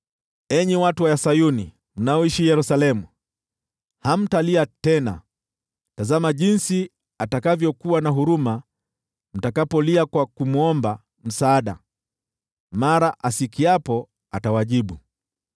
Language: Swahili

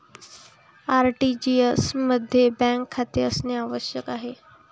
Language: Marathi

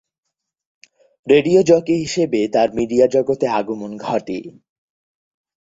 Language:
Bangla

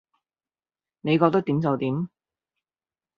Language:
Cantonese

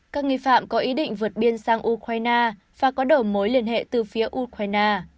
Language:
Vietnamese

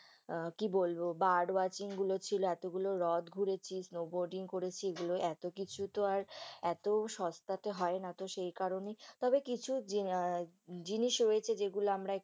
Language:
Bangla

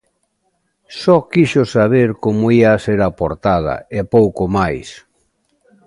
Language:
Galician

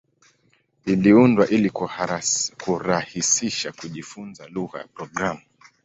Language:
Swahili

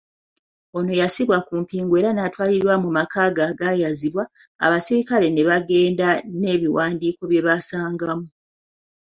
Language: Ganda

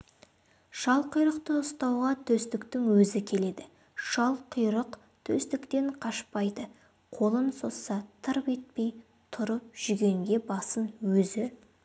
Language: Kazakh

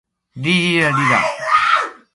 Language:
Borgu Fulfulde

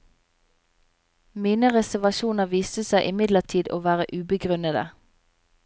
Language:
Norwegian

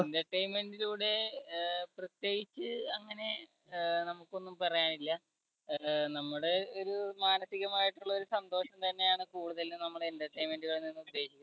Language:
Malayalam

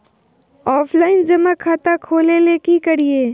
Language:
Magahi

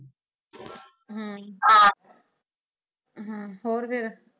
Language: Punjabi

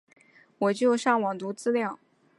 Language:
Chinese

